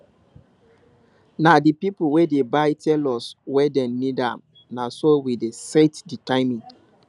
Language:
Nigerian Pidgin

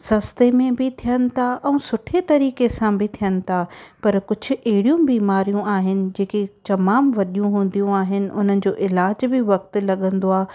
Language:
Sindhi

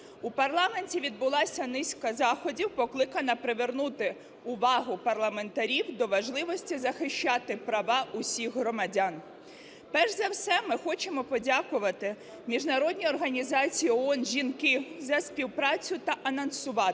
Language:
Ukrainian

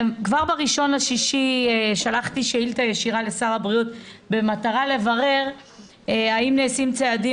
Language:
Hebrew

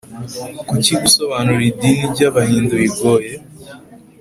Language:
Kinyarwanda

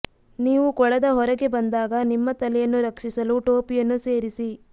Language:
Kannada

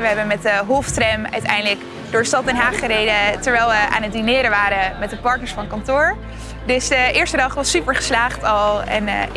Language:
Dutch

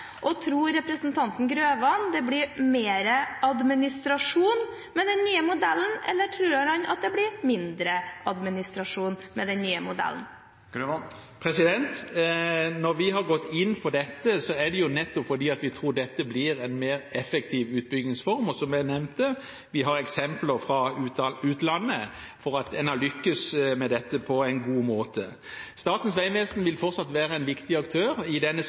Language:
Norwegian Bokmål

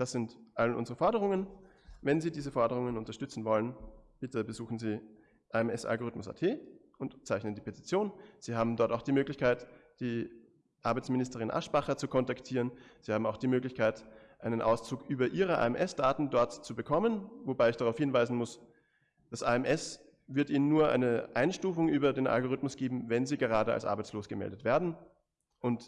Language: German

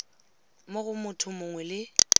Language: Tswana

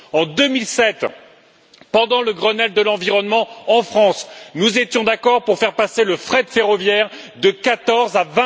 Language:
French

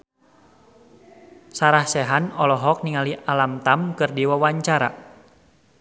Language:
Sundanese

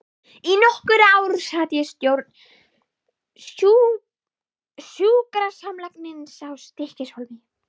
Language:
Icelandic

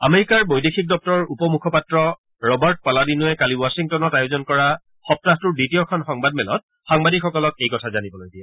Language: Assamese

